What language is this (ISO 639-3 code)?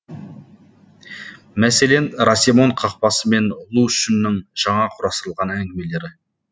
kaz